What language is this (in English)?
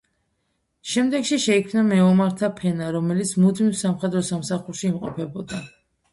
Georgian